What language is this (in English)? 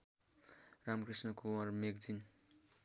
Nepali